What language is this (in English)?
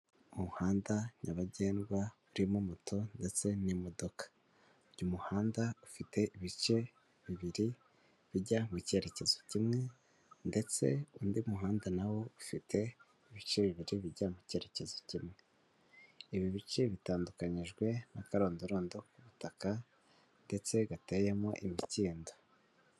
Kinyarwanda